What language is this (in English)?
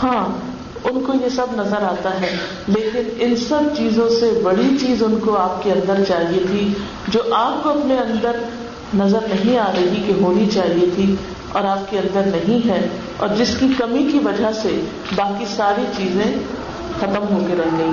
Urdu